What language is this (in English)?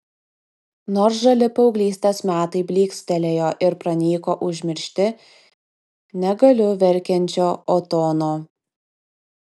Lithuanian